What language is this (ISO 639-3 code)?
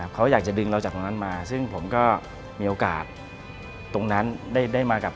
tha